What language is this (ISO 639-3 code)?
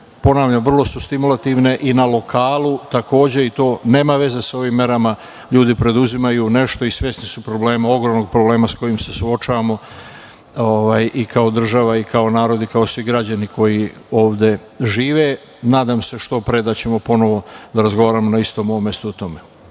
srp